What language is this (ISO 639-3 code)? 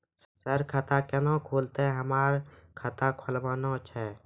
mai